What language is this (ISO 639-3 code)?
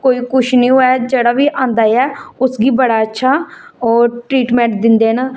doi